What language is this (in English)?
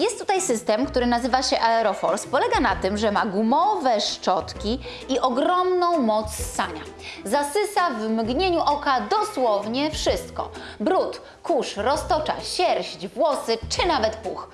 Polish